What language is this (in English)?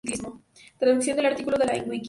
Spanish